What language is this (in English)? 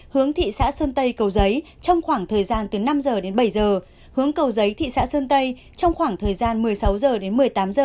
Vietnamese